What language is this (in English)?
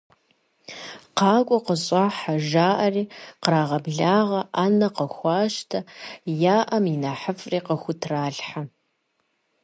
Kabardian